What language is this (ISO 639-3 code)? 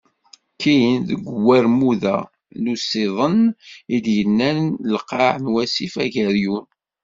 kab